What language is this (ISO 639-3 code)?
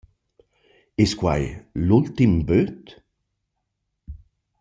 roh